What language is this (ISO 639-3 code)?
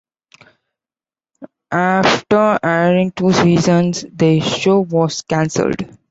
eng